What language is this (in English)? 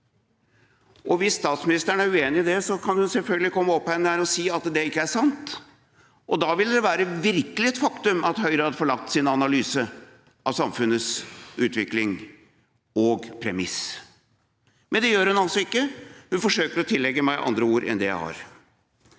Norwegian